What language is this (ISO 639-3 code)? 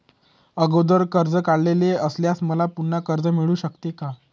mar